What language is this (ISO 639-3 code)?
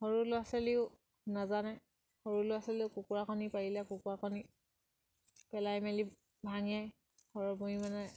asm